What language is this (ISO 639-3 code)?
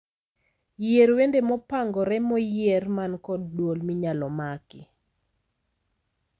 luo